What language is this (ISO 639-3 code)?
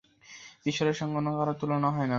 ben